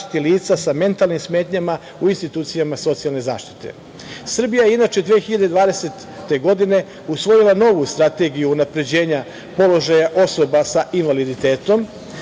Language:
Serbian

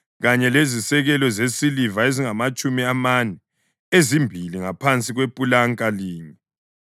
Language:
North Ndebele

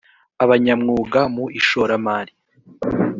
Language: Kinyarwanda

